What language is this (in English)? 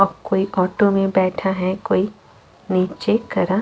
Hindi